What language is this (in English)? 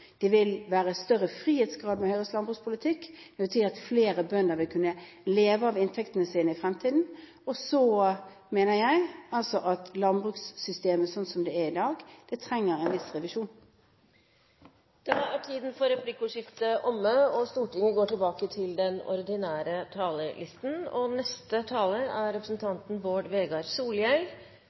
Norwegian